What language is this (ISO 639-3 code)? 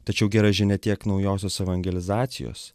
lit